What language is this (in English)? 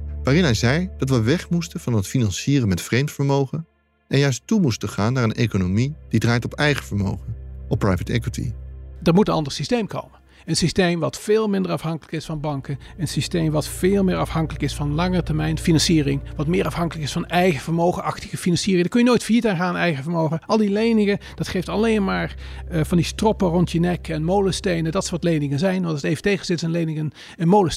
Dutch